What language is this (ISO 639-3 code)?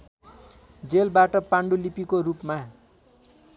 nep